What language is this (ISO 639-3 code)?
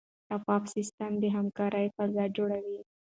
pus